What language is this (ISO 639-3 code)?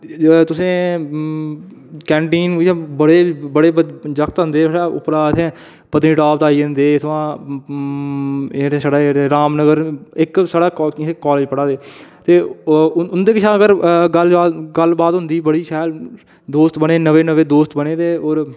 doi